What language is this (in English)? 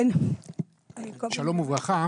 Hebrew